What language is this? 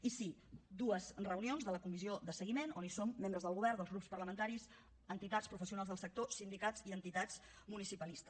Catalan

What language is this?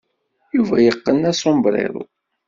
Kabyle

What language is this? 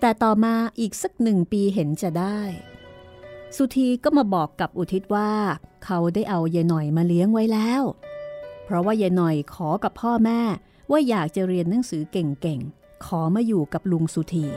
Thai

